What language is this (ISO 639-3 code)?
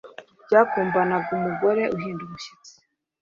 kin